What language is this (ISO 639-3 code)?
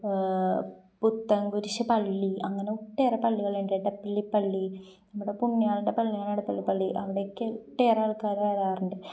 mal